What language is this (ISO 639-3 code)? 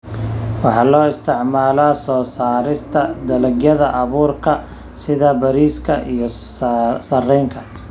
som